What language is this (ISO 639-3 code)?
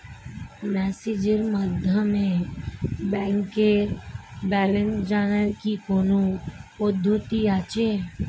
ben